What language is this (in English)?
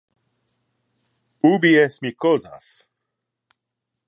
Interlingua